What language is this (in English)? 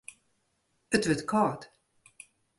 Western Frisian